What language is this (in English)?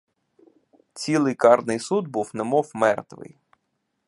Ukrainian